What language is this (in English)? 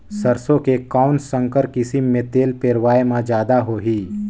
Chhattisgarhi